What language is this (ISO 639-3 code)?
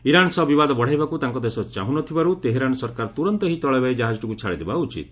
ori